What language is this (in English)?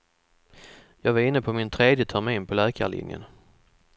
Swedish